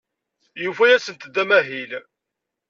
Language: Kabyle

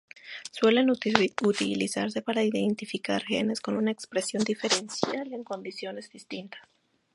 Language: Spanish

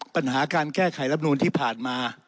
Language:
Thai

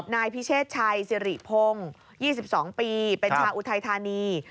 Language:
Thai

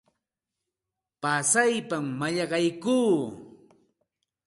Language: Santa Ana de Tusi Pasco Quechua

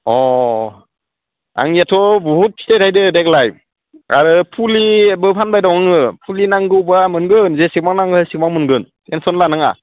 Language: Bodo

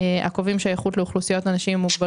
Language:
Hebrew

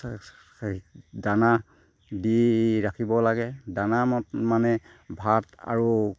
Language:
Assamese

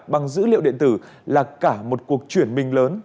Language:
Vietnamese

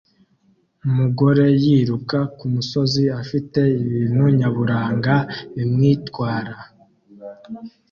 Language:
Kinyarwanda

